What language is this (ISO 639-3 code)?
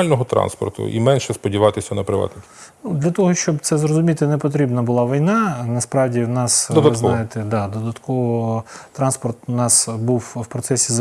ukr